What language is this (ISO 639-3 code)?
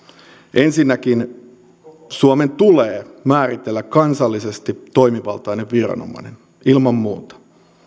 fin